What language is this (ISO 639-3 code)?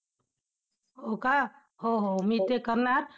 mar